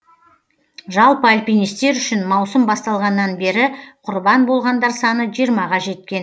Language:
Kazakh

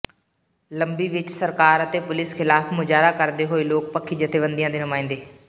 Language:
Punjabi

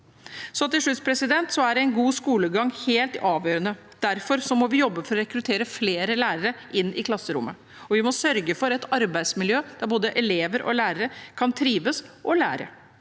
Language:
Norwegian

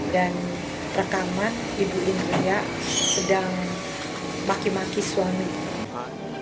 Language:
Indonesian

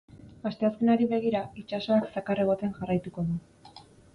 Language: Basque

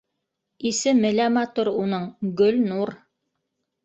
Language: Bashkir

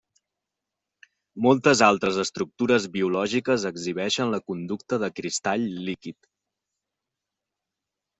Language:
Catalan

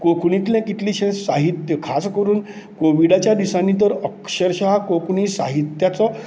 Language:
Konkani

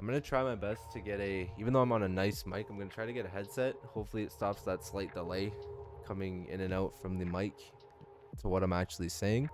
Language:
English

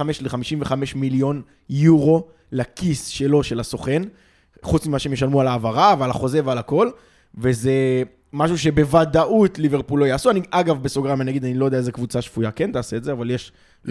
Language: Hebrew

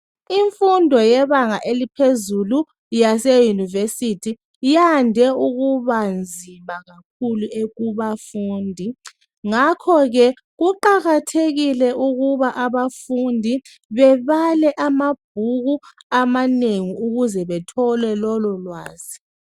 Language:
North Ndebele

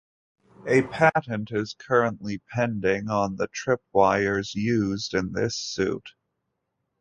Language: English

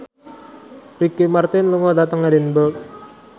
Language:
Javanese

